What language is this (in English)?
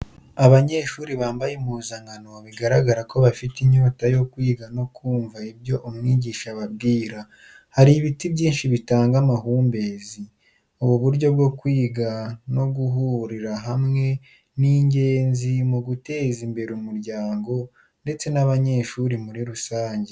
Kinyarwanda